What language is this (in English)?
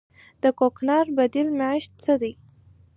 Pashto